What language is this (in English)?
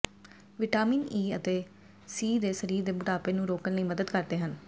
Punjabi